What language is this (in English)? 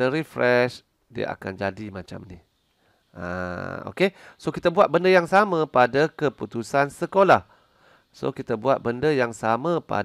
Malay